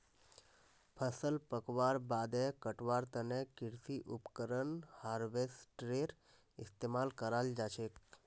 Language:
Magahi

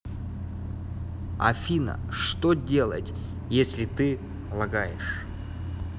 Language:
Russian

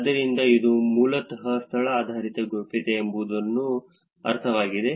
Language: Kannada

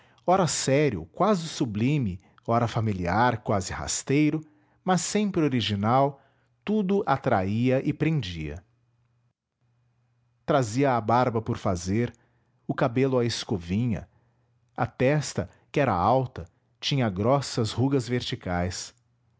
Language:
Portuguese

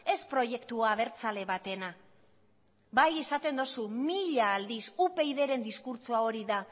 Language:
Basque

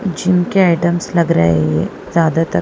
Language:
Hindi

